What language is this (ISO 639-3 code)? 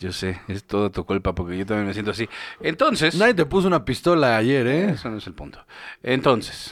spa